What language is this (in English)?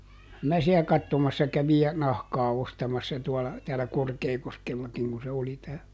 Finnish